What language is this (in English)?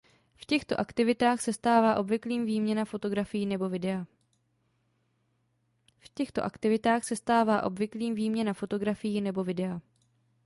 Czech